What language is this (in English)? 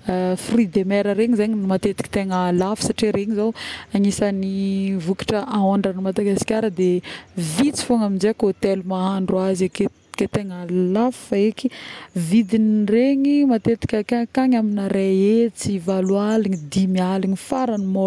Northern Betsimisaraka Malagasy